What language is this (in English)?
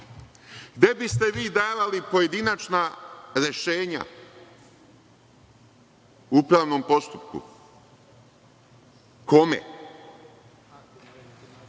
Serbian